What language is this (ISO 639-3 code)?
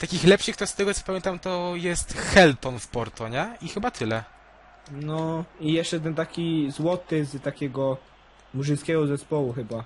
pol